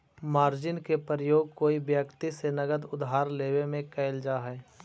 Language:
Magahi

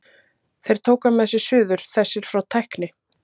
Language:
Icelandic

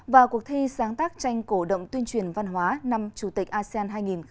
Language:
Vietnamese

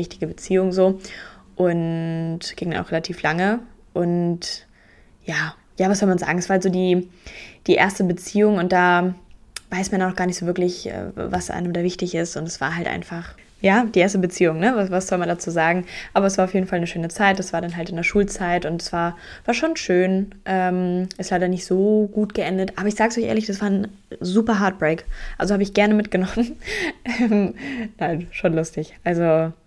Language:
German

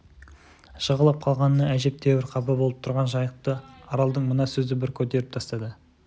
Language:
Kazakh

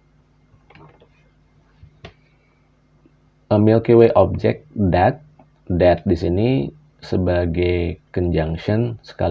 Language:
Indonesian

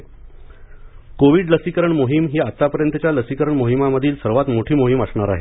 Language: Marathi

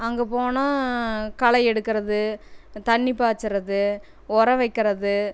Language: Tamil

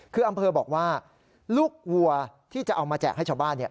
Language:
Thai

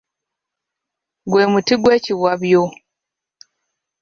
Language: Ganda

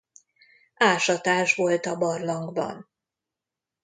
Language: Hungarian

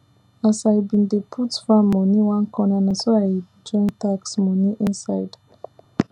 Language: Nigerian Pidgin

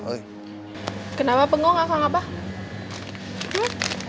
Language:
Indonesian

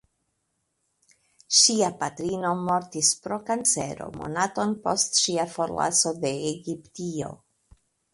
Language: Esperanto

